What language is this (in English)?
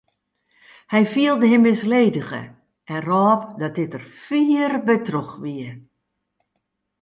Western Frisian